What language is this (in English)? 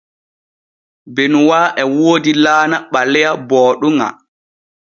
Borgu Fulfulde